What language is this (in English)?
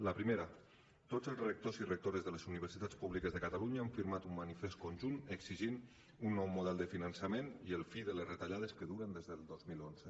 Catalan